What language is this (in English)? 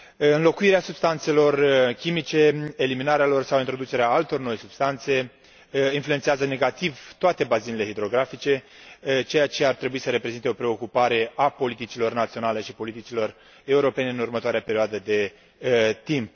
Romanian